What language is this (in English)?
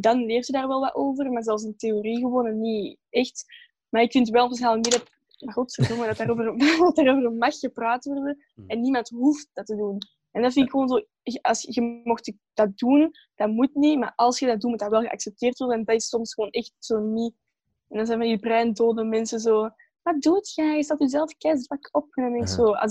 Dutch